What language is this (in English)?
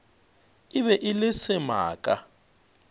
Northern Sotho